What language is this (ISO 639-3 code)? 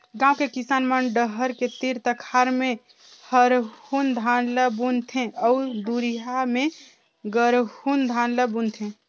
hne